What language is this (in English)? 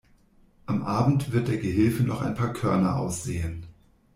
German